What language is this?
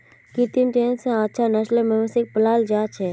Magahi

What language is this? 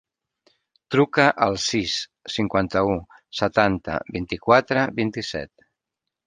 Catalan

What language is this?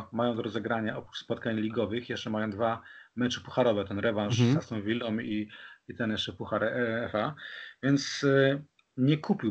Polish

